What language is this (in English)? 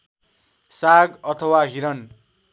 Nepali